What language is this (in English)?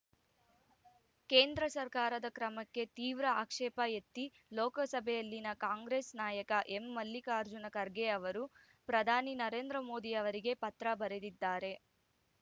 Kannada